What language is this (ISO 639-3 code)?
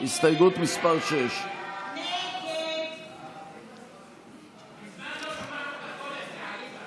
heb